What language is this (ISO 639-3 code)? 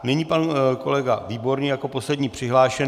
ces